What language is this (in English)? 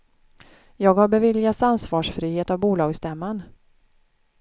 Swedish